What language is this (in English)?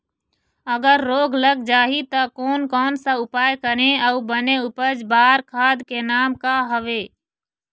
Chhattisgarhi